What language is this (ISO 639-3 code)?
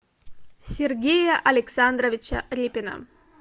rus